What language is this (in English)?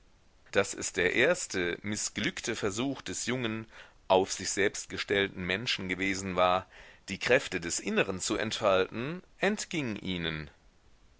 German